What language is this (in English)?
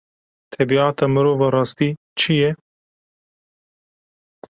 Kurdish